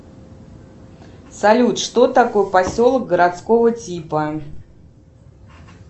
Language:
Russian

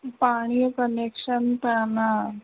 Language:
Sindhi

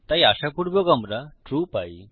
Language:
Bangla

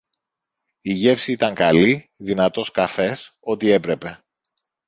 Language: Greek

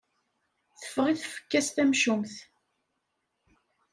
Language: Kabyle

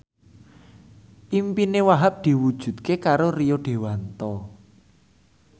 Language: Javanese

